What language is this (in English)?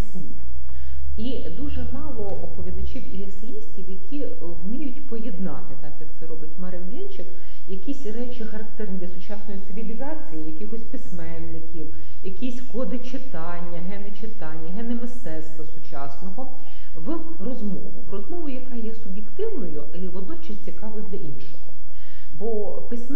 Ukrainian